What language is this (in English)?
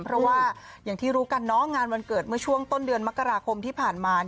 Thai